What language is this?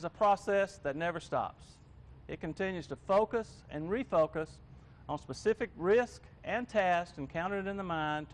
English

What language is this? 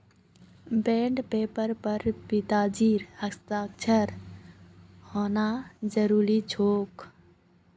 Magahi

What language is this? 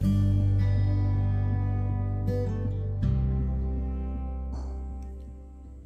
Hindi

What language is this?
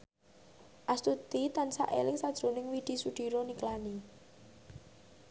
Javanese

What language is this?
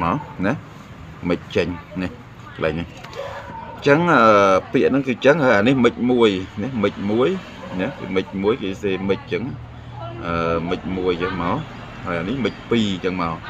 Vietnamese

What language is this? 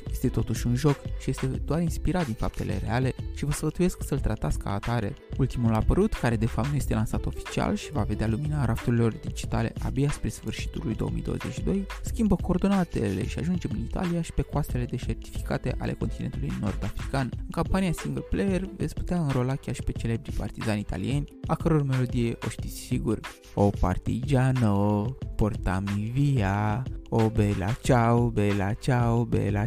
Romanian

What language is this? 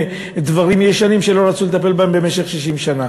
Hebrew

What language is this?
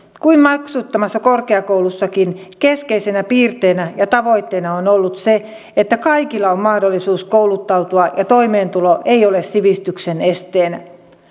Finnish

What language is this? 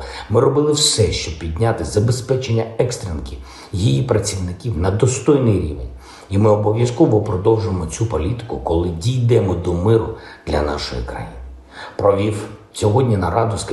Ukrainian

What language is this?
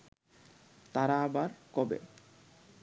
Bangla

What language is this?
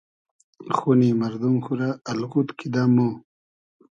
Hazaragi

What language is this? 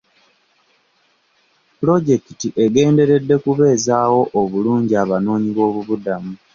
Ganda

